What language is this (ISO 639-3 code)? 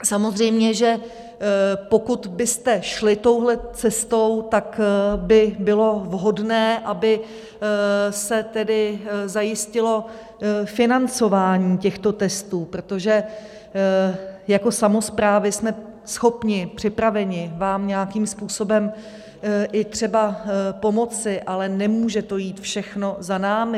ces